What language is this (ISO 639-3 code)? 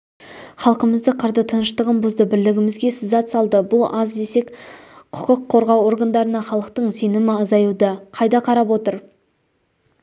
kaz